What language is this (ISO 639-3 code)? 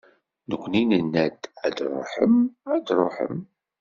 kab